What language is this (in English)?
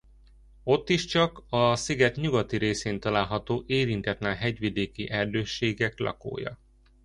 Hungarian